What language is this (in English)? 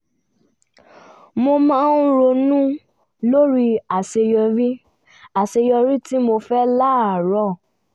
Yoruba